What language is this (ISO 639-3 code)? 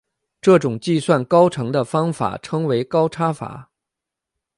zho